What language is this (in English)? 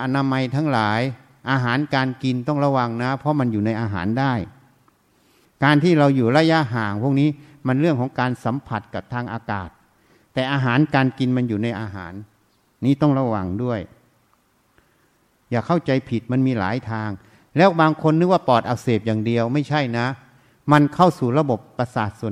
Thai